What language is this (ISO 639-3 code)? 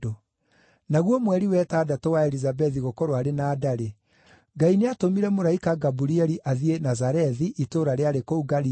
kik